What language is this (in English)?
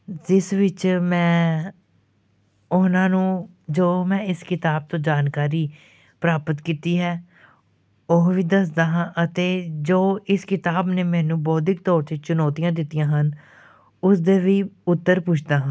Punjabi